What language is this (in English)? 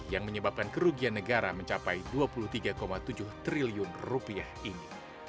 Indonesian